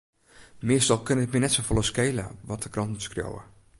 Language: Western Frisian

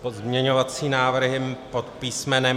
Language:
Czech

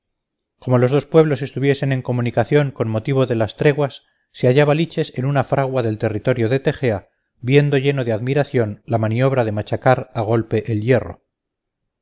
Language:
Spanish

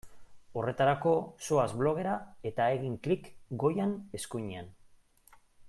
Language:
Basque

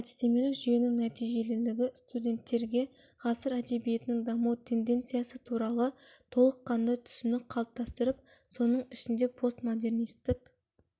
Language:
Kazakh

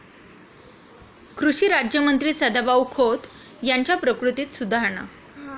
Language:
Marathi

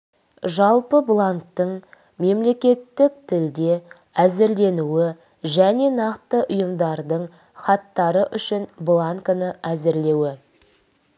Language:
Kazakh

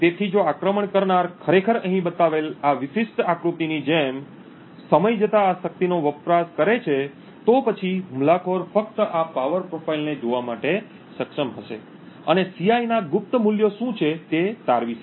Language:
Gujarati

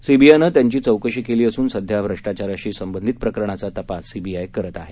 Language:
Marathi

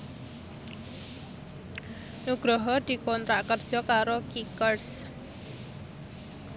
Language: Javanese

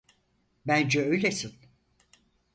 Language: Turkish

